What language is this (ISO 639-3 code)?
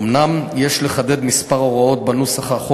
heb